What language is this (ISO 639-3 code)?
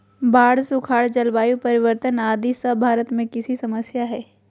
mag